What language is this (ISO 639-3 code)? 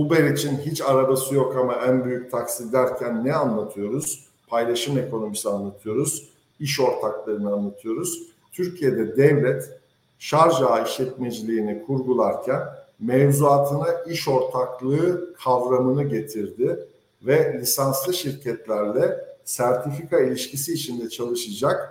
tur